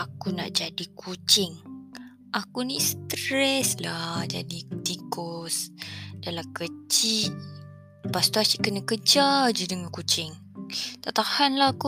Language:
Malay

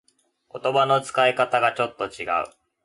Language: Japanese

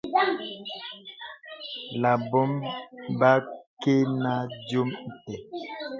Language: Bebele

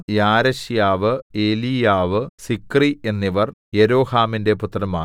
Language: Malayalam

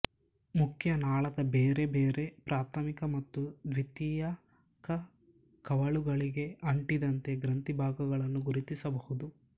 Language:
Kannada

